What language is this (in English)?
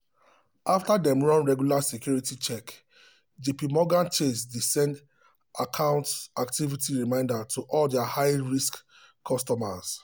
Nigerian Pidgin